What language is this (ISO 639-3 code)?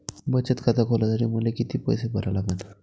mar